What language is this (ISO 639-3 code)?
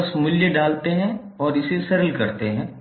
hin